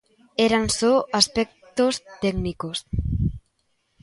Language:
Galician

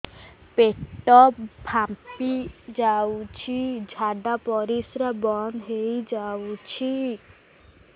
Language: Odia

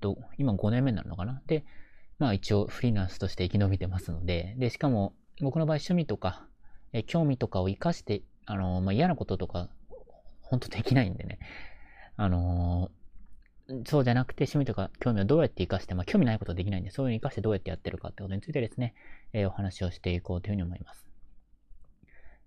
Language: Japanese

